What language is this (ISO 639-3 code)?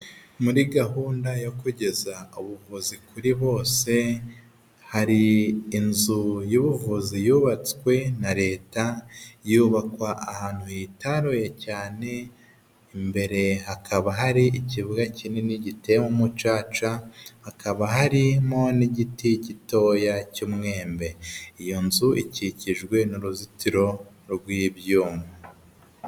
kin